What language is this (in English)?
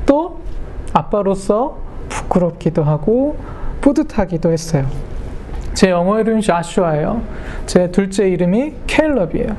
Korean